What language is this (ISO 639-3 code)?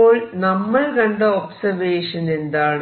mal